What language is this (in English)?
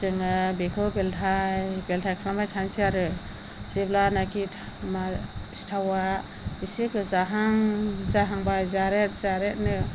Bodo